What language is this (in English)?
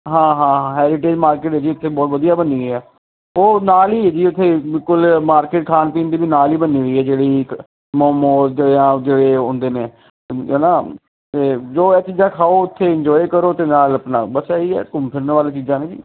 Punjabi